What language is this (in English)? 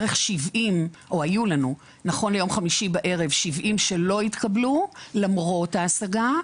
Hebrew